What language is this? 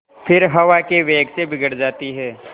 Hindi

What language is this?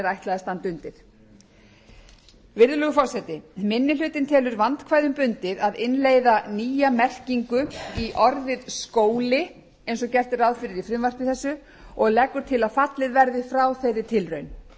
Icelandic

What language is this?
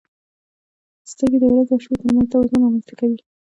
Pashto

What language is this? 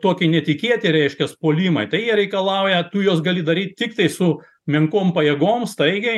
Lithuanian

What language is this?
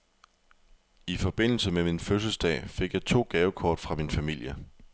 Danish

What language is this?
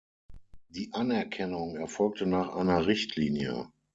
German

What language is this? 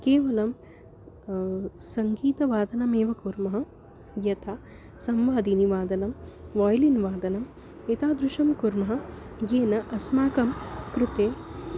Sanskrit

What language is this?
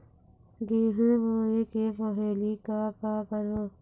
Chhattisgarhi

